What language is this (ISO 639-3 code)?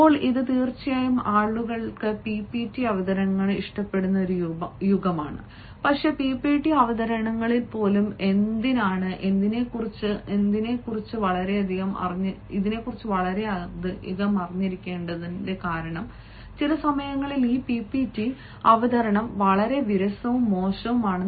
mal